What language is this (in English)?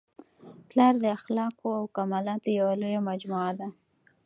Pashto